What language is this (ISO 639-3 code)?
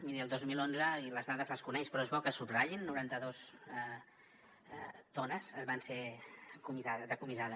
cat